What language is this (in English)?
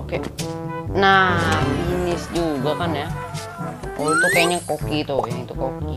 Indonesian